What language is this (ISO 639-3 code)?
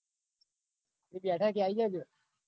guj